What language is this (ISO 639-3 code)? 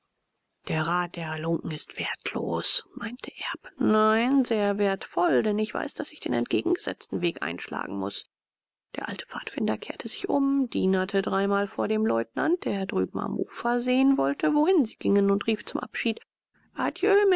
deu